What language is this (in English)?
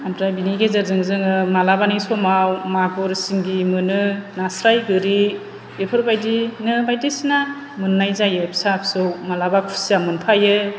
Bodo